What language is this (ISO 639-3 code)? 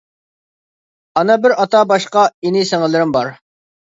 uig